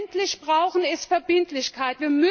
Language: German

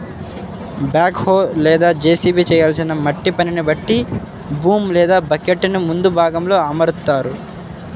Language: Telugu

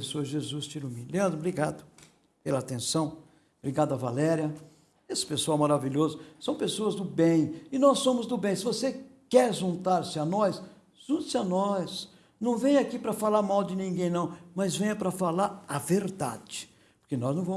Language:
Portuguese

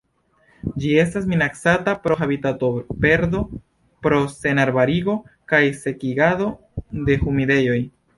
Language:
Esperanto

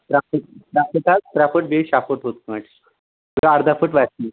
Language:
Kashmiri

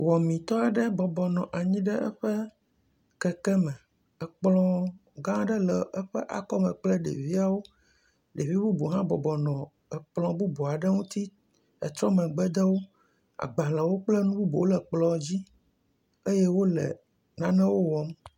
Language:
Ewe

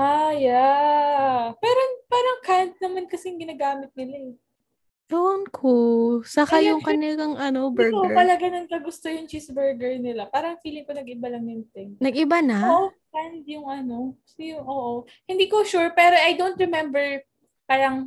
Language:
Filipino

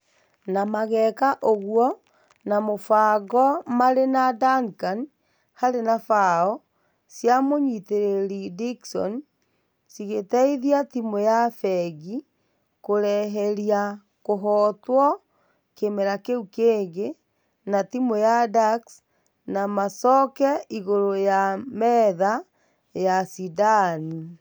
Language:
Kikuyu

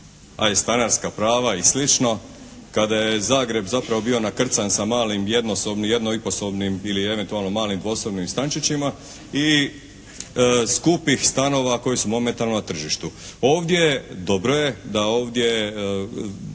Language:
Croatian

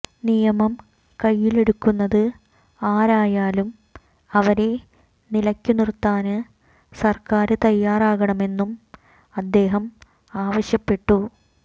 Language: Malayalam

